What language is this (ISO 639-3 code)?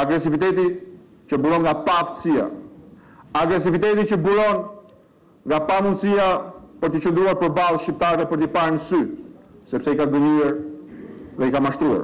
ron